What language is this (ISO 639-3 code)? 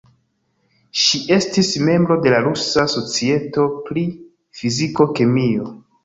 epo